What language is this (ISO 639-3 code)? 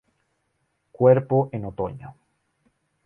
spa